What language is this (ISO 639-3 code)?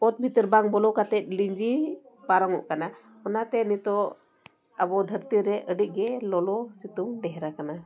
sat